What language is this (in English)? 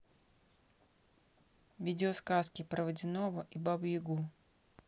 Russian